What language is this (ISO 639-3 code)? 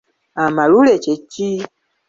lug